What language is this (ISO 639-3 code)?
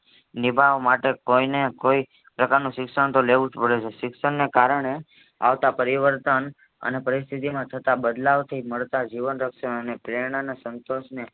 guj